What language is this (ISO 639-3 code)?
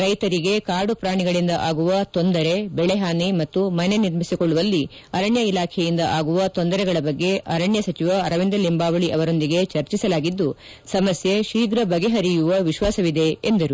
kan